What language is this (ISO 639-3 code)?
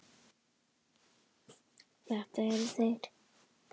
isl